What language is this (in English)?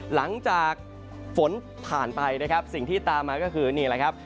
Thai